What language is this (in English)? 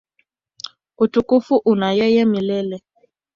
Swahili